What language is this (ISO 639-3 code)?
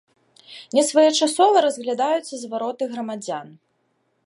bel